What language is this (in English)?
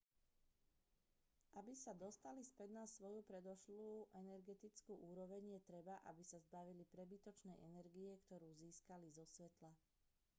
Slovak